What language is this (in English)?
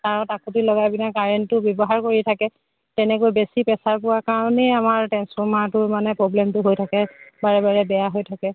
Assamese